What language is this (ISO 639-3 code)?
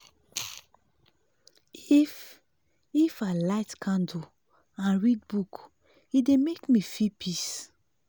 pcm